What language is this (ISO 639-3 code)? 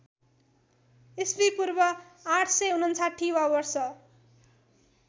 nep